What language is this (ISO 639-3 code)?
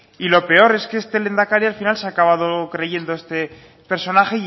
spa